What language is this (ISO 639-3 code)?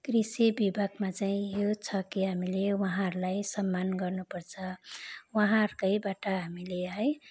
nep